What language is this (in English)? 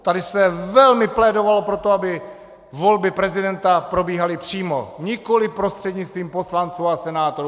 Czech